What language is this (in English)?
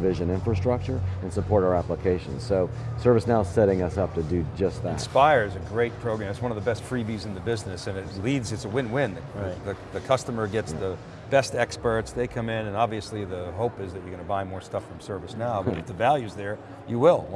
English